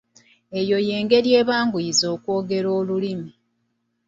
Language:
Ganda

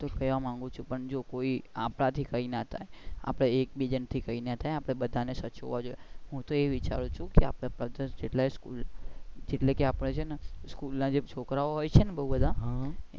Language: Gujarati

